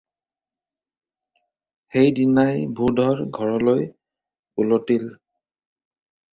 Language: Assamese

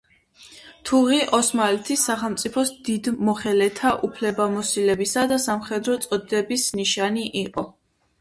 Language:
Georgian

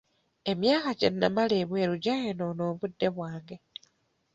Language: Ganda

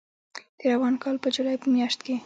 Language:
Pashto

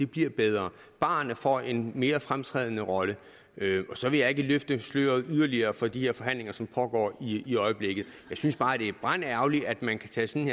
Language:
Danish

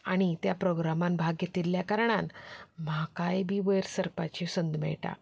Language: Konkani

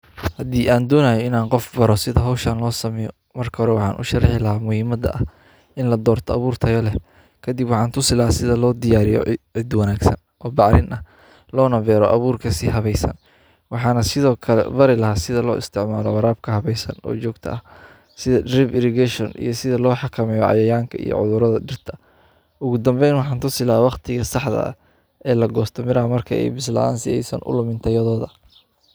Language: Somali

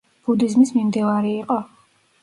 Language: Georgian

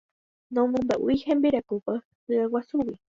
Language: Guarani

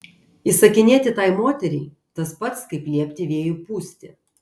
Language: Lithuanian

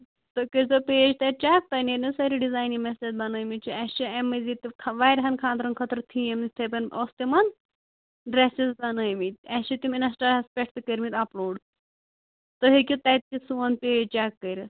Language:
Kashmiri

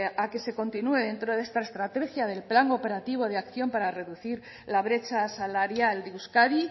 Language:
Spanish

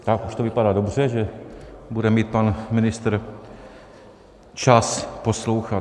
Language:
Czech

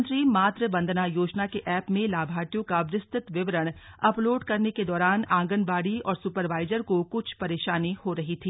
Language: Hindi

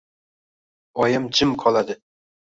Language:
Uzbek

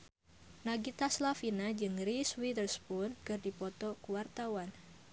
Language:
Sundanese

